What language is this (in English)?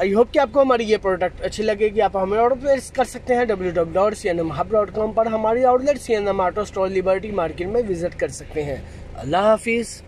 Hindi